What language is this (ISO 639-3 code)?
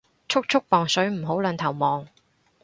yue